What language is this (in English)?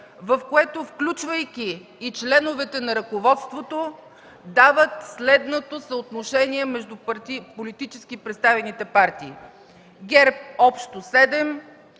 Bulgarian